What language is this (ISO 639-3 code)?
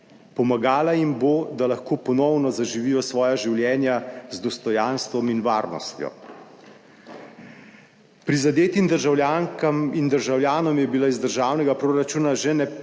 slv